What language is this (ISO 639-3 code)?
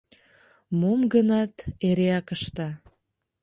chm